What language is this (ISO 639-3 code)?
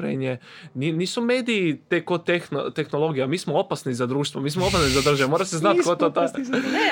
hrv